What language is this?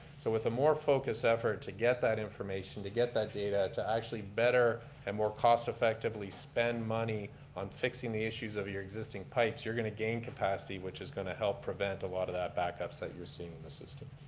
English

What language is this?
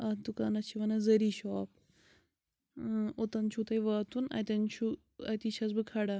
Kashmiri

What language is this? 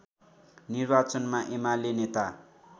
Nepali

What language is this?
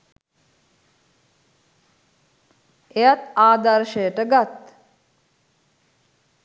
Sinhala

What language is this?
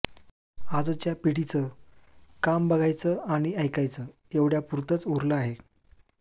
Marathi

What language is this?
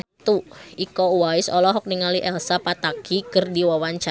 Sundanese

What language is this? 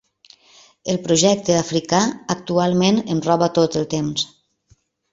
Catalan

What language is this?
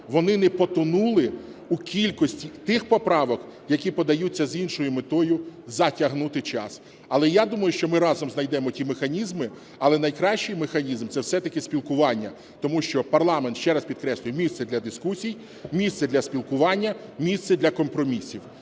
Ukrainian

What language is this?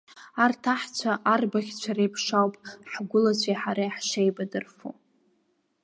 Abkhazian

